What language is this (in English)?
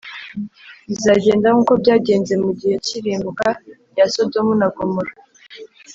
Kinyarwanda